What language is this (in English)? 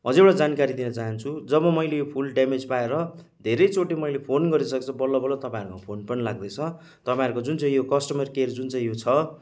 Nepali